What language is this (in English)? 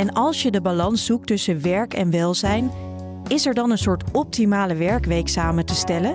Dutch